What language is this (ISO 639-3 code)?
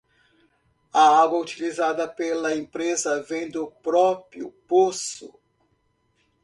por